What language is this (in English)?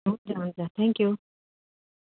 Nepali